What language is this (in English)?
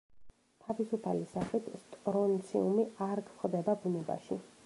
Georgian